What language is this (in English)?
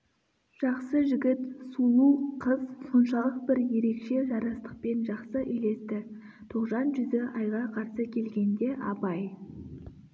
Kazakh